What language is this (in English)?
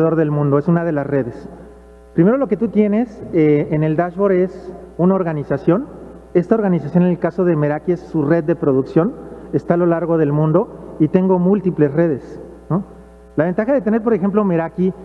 Spanish